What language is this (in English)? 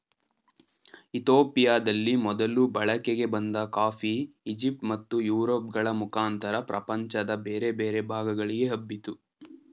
Kannada